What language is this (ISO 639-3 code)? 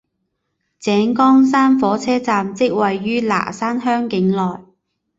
zho